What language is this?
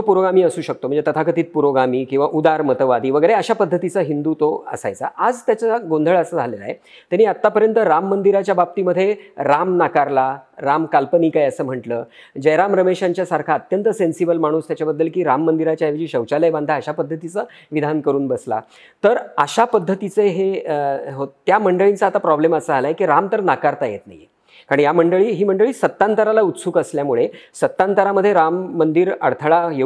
Marathi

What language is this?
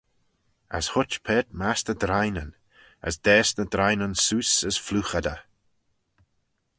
Manx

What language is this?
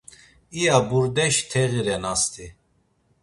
Laz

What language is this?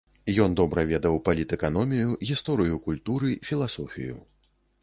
Belarusian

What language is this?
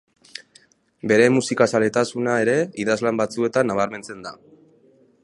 Basque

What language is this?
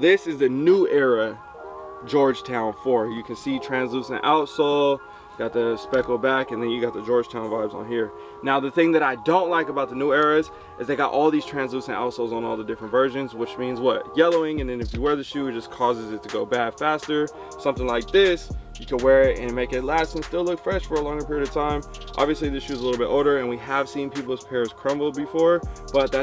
English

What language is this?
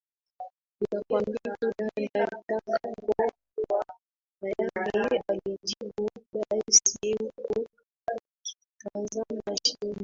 Swahili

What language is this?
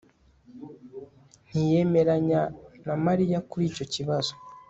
Kinyarwanda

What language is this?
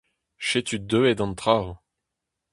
Breton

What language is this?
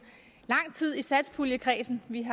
Danish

